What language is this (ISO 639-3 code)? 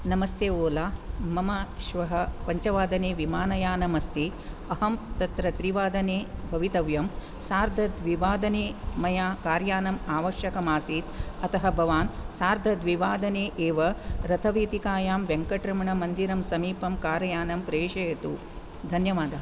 san